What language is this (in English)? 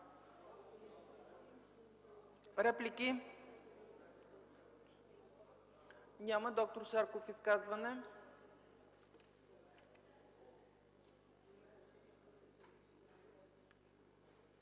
Bulgarian